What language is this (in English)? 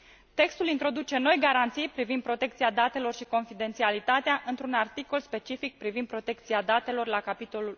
Romanian